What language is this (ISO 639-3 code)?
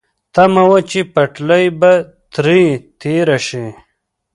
pus